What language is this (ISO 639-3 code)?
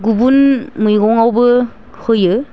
brx